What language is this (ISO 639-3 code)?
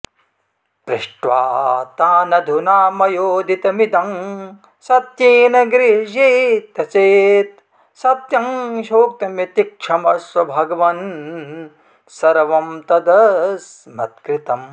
san